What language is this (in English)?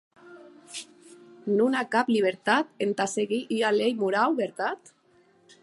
Occitan